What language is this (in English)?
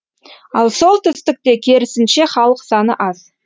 Kazakh